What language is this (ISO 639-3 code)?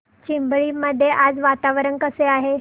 mar